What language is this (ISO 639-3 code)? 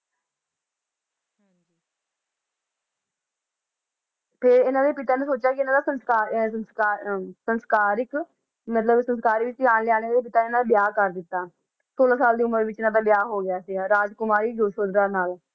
pan